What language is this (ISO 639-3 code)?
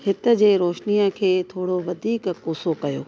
snd